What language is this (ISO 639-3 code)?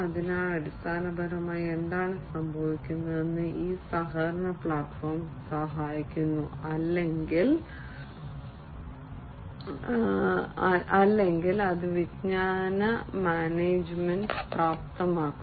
mal